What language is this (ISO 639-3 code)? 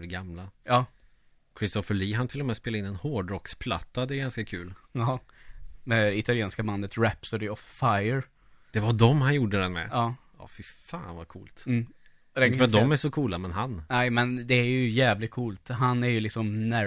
swe